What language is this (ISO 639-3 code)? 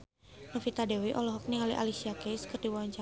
sun